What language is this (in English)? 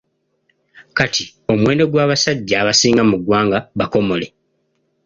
Ganda